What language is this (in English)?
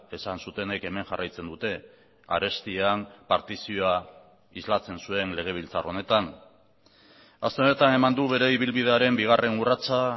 Basque